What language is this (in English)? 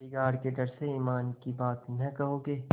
Hindi